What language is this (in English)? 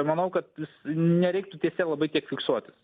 Lithuanian